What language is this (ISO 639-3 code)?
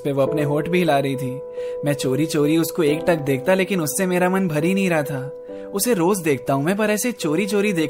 hin